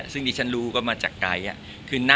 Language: Thai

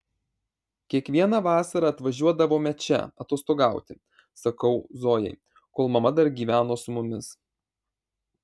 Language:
Lithuanian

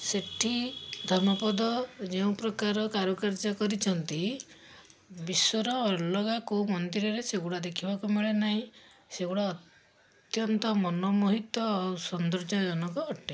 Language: Odia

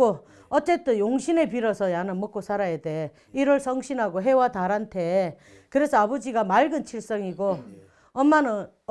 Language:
Korean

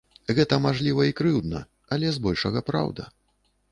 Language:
Belarusian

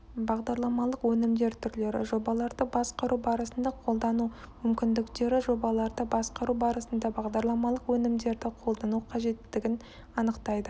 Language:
Kazakh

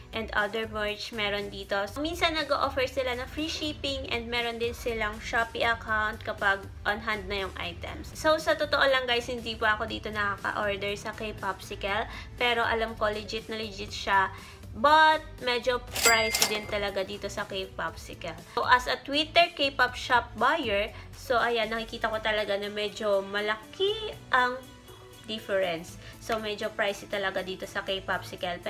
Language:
Filipino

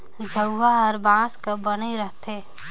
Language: Chhattisgarhi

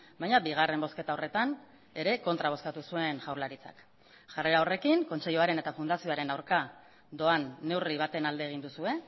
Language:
Basque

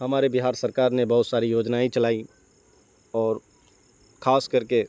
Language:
Urdu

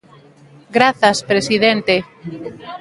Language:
Galician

